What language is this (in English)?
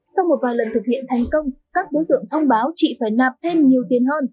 Vietnamese